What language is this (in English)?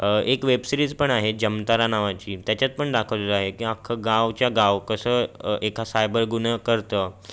Marathi